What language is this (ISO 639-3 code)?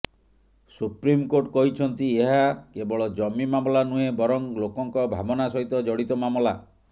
ori